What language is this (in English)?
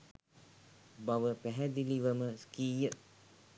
Sinhala